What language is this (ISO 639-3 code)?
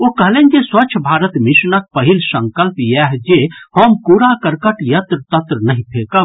mai